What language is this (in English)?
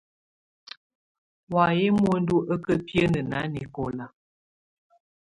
Tunen